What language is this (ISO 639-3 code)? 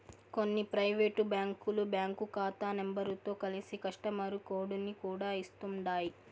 tel